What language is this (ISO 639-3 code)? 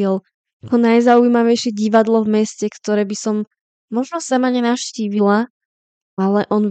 slk